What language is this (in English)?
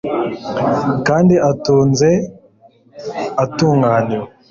Kinyarwanda